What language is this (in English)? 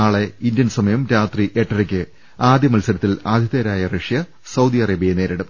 Malayalam